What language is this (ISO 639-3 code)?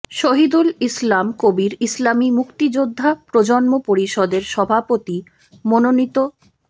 ben